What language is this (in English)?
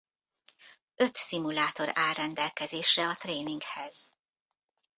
Hungarian